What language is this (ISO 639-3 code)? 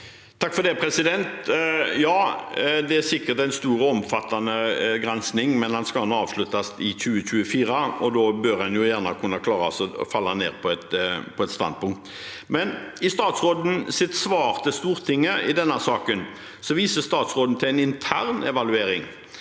nor